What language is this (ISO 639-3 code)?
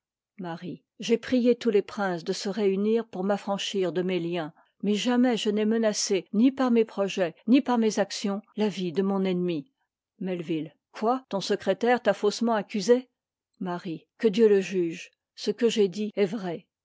fra